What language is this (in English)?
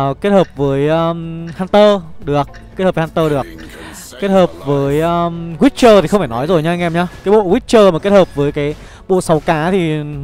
Vietnamese